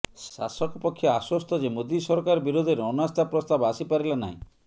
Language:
Odia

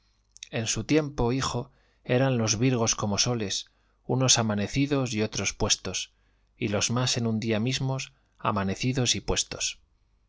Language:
Spanish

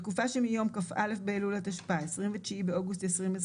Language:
Hebrew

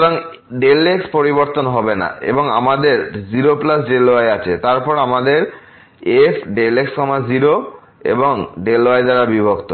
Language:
Bangla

